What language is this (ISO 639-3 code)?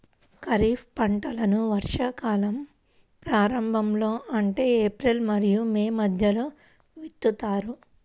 tel